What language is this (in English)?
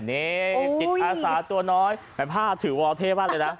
Thai